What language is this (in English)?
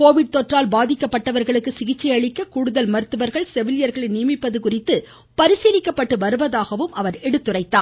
Tamil